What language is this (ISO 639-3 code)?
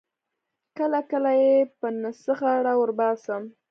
pus